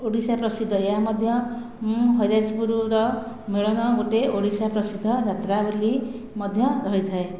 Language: Odia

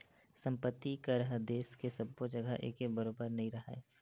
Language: Chhattisgarhi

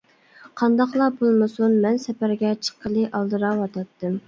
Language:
Uyghur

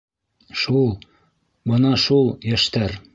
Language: Bashkir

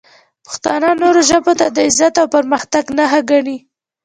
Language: Pashto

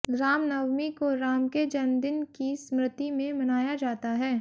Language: Hindi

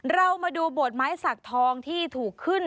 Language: Thai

